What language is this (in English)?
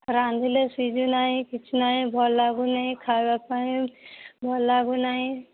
Odia